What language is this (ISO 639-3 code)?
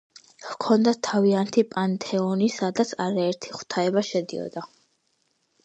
kat